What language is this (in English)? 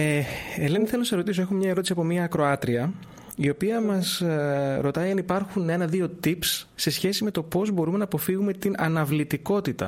Greek